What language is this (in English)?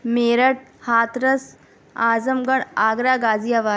Urdu